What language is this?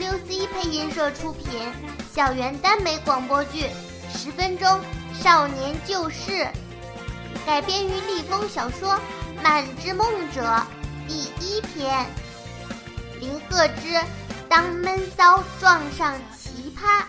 Chinese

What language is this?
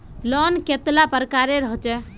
Magahi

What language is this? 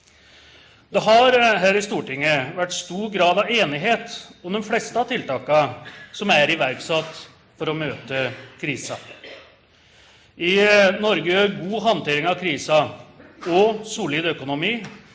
Norwegian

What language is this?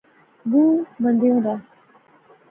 Pahari-Potwari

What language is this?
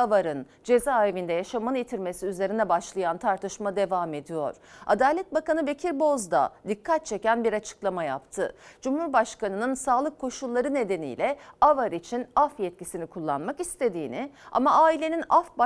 Turkish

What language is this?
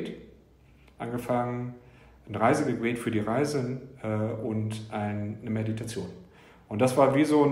German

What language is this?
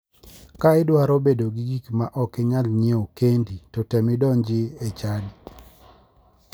Luo (Kenya and Tanzania)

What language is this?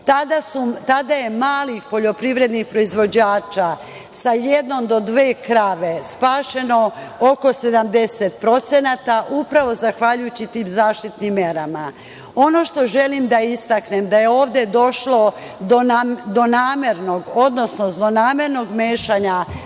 Serbian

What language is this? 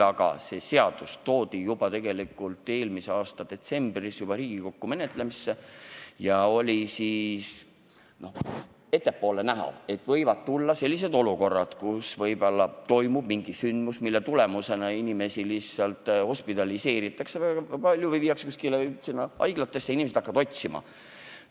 Estonian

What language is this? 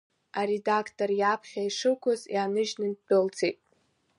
Abkhazian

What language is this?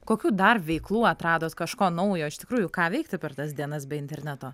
Lithuanian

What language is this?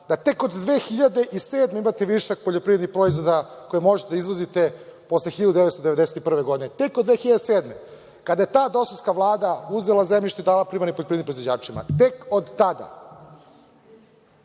Serbian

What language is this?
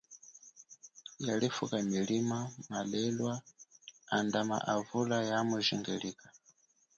Chokwe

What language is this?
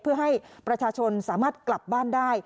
Thai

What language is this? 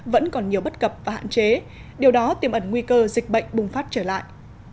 Vietnamese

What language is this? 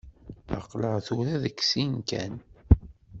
Kabyle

